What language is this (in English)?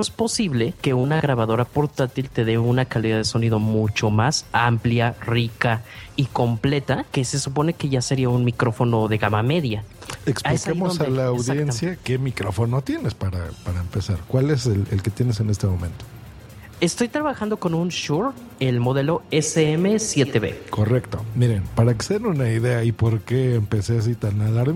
Spanish